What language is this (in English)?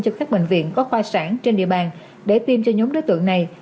Vietnamese